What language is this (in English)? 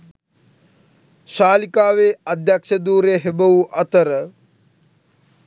Sinhala